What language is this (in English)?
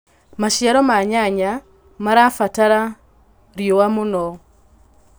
Kikuyu